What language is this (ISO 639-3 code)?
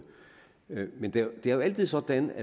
dan